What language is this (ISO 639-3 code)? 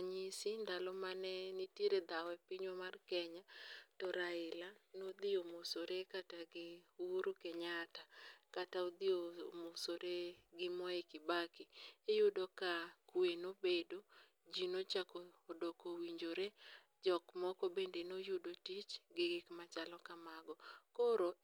luo